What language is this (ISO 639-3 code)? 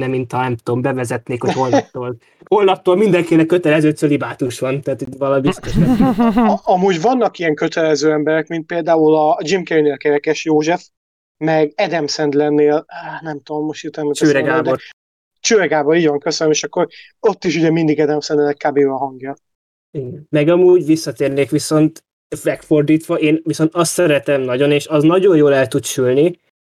hun